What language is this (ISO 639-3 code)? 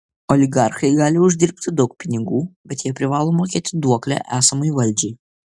lit